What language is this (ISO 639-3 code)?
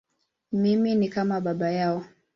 swa